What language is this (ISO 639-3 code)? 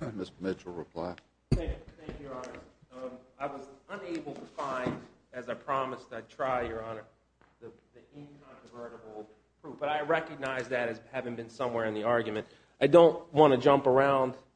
eng